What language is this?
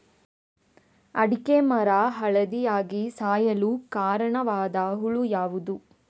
Kannada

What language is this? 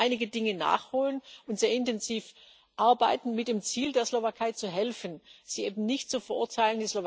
German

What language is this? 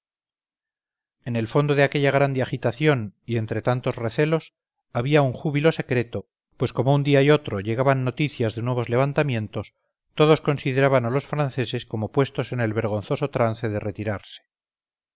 Spanish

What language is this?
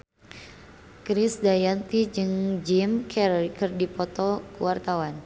Sundanese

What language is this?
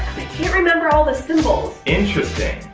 English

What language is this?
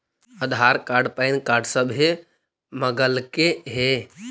Magahi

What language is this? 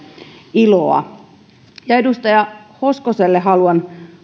Finnish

